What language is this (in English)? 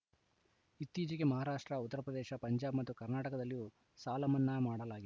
Kannada